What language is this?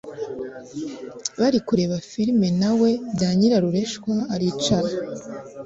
Kinyarwanda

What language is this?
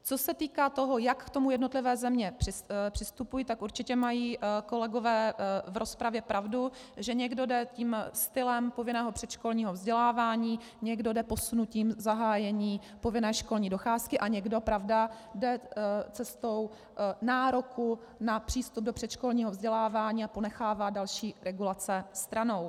Czech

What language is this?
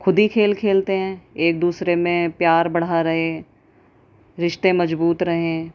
Urdu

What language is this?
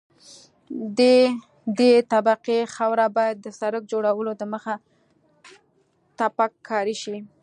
Pashto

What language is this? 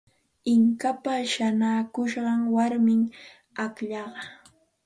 Santa Ana de Tusi Pasco Quechua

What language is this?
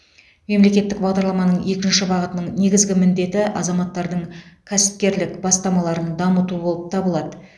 Kazakh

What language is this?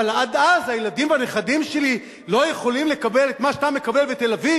Hebrew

